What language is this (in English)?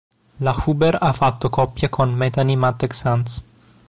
Italian